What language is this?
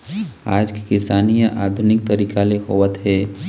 Chhattisgarhi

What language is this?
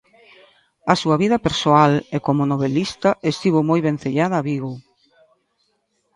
Galician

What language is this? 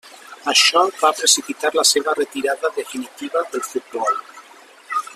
Catalan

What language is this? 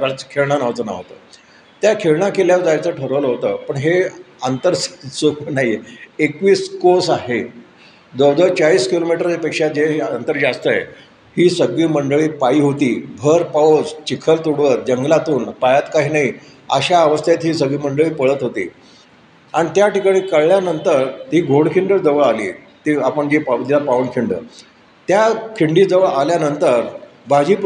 Marathi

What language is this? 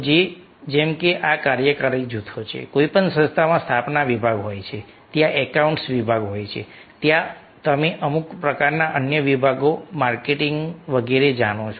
Gujarati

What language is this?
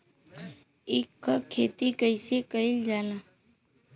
Bhojpuri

